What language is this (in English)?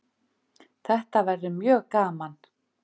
Icelandic